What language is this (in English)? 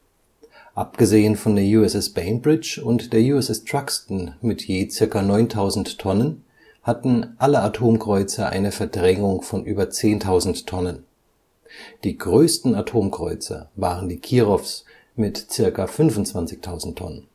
German